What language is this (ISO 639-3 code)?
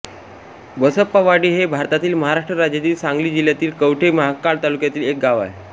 mar